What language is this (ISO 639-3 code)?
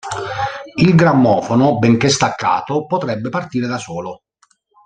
ita